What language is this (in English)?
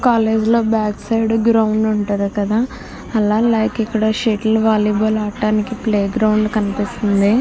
Telugu